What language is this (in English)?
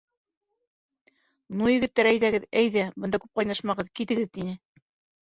Bashkir